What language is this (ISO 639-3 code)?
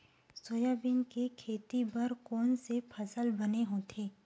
hne